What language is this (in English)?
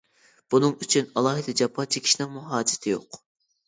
Uyghur